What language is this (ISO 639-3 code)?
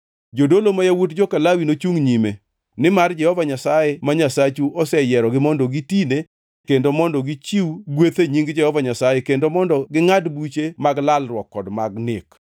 luo